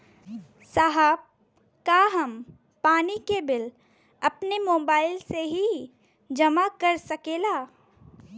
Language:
Bhojpuri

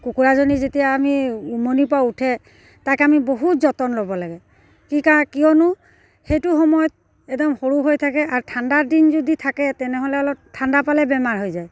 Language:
Assamese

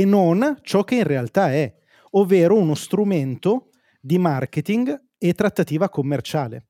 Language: Italian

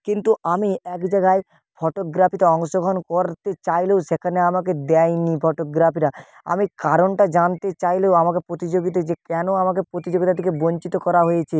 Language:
Bangla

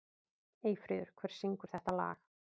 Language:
Icelandic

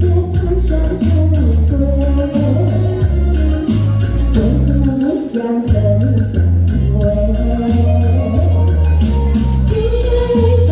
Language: Turkish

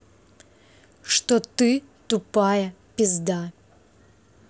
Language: Russian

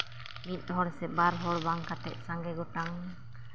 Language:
Santali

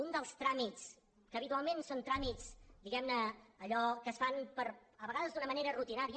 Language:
Catalan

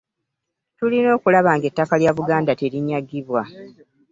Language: Ganda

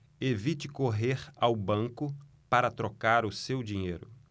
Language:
Portuguese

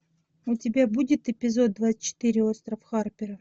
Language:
Russian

